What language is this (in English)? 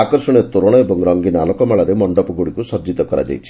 Odia